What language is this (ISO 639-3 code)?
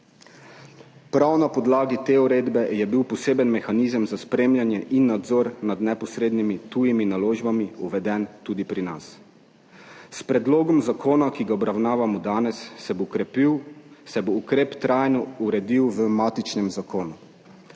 slv